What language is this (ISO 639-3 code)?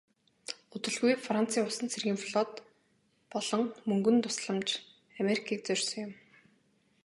mon